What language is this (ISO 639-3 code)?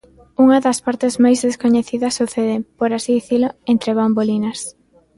glg